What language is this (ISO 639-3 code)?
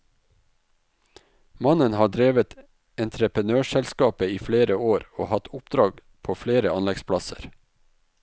nor